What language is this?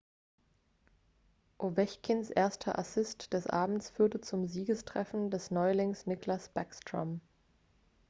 German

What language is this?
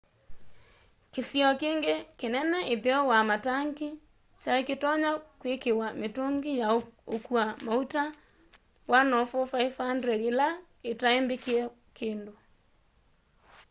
Kamba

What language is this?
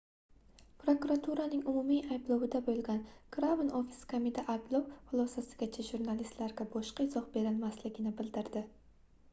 Uzbek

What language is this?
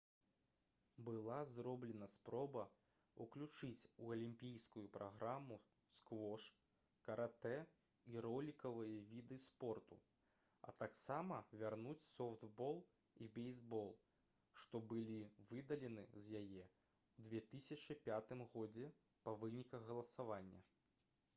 Belarusian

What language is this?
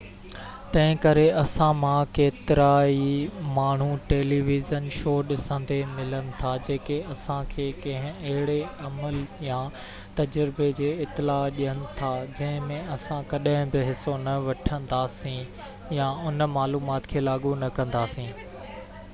Sindhi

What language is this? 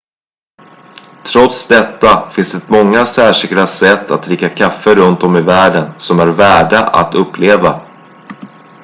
Swedish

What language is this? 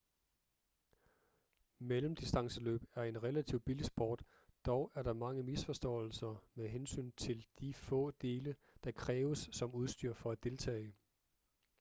Danish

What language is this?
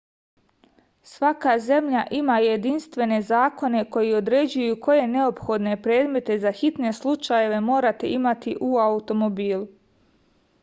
Serbian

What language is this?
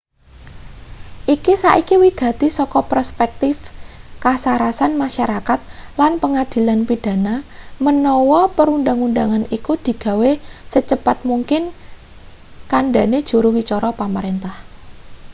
Javanese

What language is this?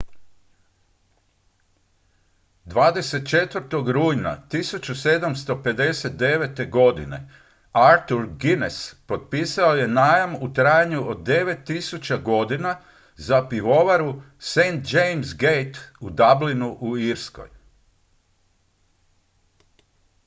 Croatian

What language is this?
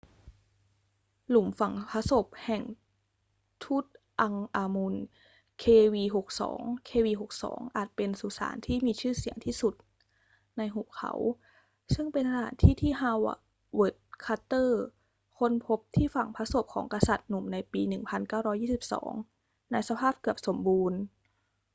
Thai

